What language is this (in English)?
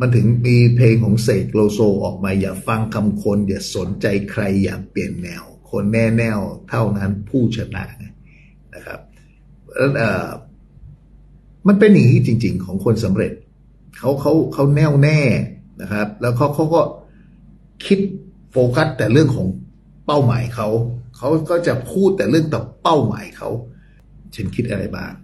Thai